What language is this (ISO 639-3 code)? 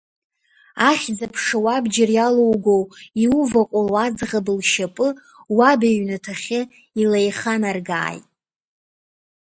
abk